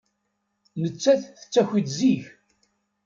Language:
Kabyle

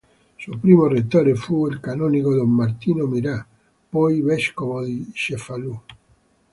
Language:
Italian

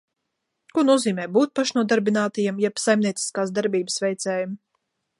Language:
Latvian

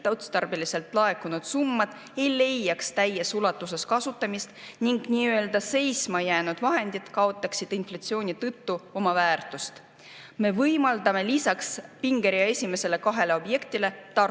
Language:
Estonian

